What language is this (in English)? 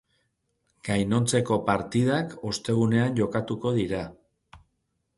Basque